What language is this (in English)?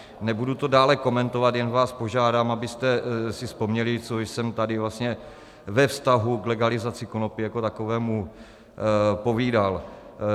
Czech